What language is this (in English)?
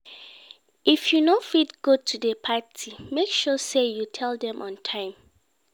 Nigerian Pidgin